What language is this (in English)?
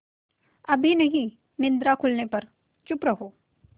Hindi